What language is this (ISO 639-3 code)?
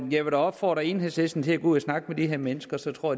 dan